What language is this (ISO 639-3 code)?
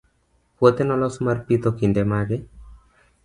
luo